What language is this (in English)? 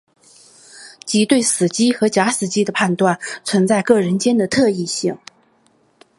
Chinese